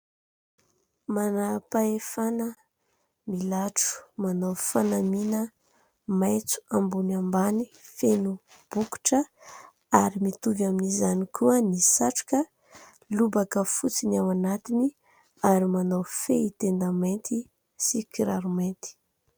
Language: Malagasy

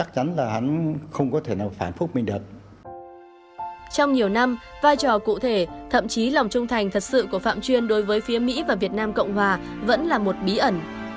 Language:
Vietnamese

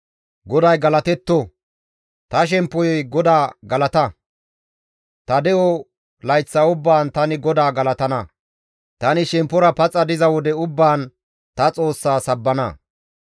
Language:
Gamo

